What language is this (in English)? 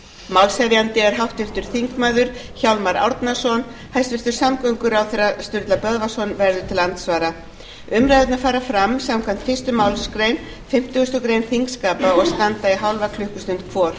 Icelandic